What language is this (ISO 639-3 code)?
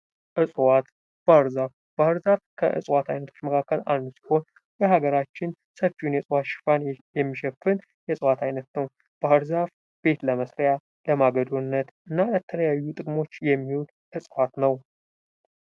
amh